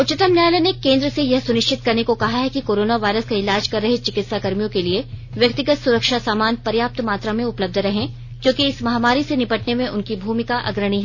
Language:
Hindi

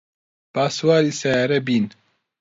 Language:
Central Kurdish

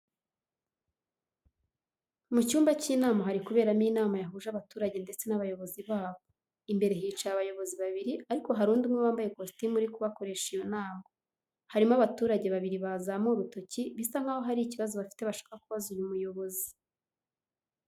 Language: Kinyarwanda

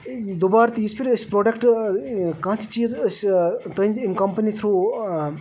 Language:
Kashmiri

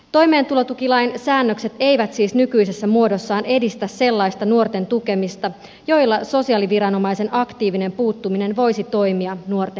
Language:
Finnish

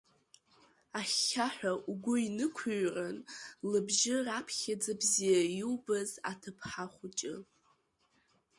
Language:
Abkhazian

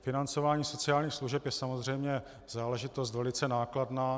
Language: Czech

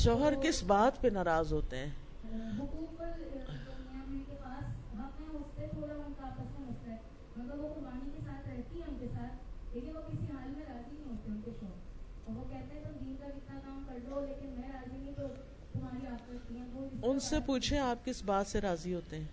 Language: Urdu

